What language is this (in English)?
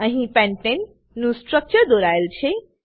Gujarati